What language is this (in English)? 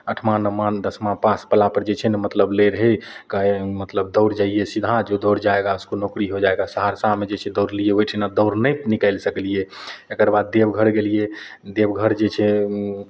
Maithili